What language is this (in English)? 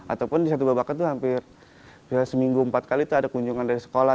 Indonesian